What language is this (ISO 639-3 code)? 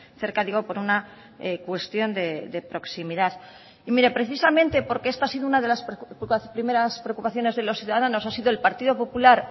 spa